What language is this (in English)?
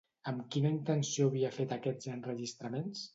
Catalan